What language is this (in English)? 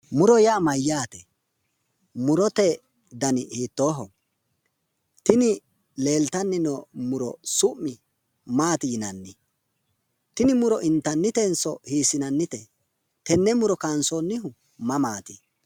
Sidamo